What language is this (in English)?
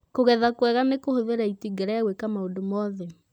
Kikuyu